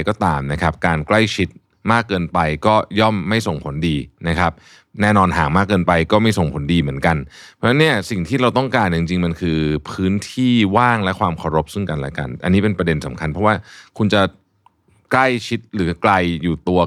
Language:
Thai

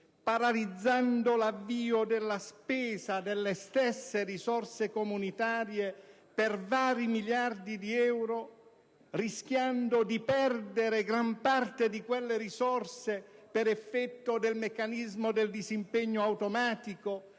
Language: Italian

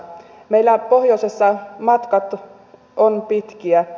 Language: Finnish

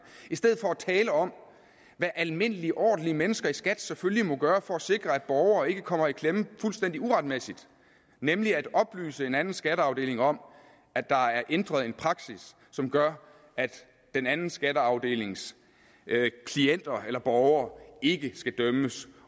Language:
Danish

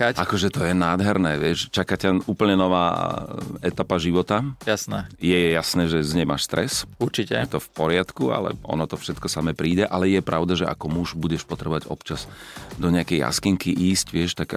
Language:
Slovak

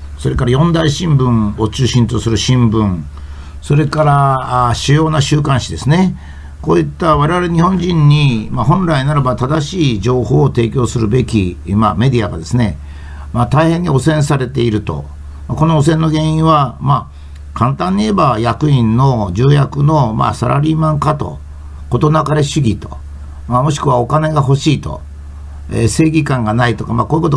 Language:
Japanese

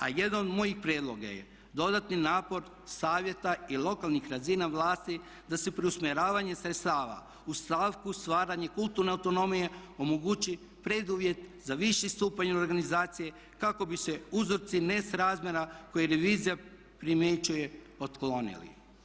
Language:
Croatian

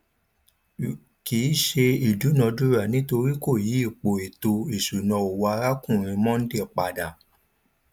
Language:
Yoruba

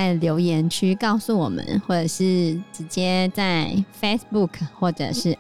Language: Chinese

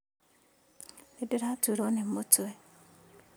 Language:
Kikuyu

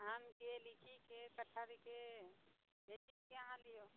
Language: Maithili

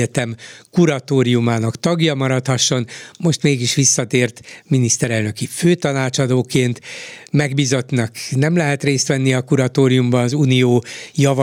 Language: Hungarian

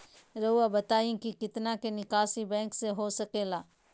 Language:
Magahi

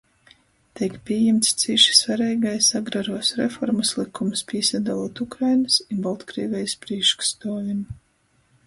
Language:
Latgalian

